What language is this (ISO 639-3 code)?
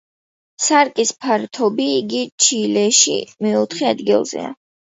kat